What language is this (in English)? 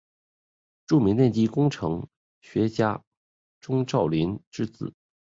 Chinese